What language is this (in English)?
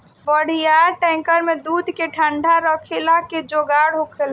Bhojpuri